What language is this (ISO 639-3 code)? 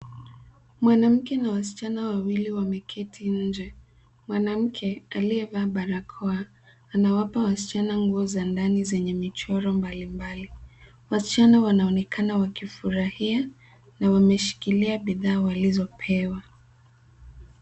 swa